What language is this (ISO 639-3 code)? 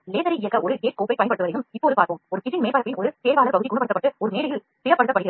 tam